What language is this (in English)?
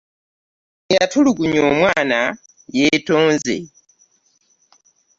Ganda